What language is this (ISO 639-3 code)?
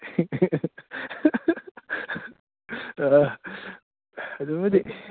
mni